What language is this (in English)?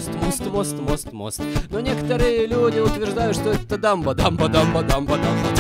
Russian